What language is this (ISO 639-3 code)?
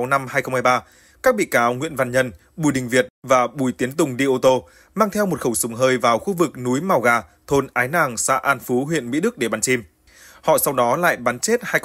vie